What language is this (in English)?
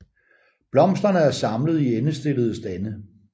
Danish